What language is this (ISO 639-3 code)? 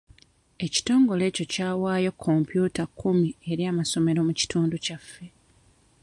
lug